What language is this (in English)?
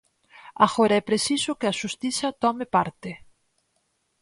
Galician